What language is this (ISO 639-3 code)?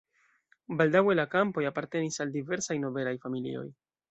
epo